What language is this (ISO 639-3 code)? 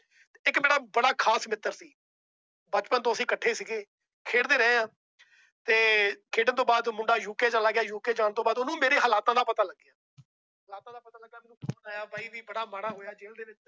pan